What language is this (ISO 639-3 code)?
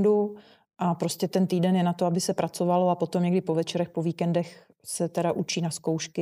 ces